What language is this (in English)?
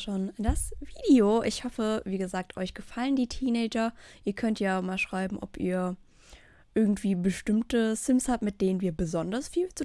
German